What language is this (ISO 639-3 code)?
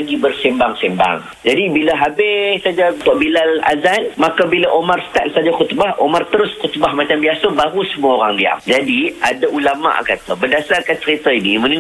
msa